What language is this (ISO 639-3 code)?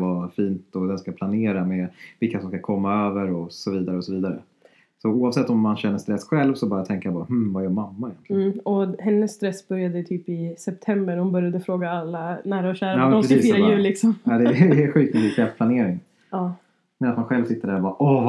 swe